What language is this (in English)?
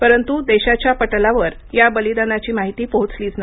Marathi